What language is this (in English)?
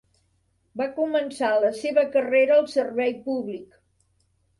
Catalan